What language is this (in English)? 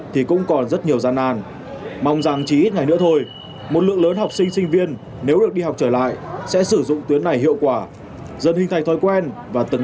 Vietnamese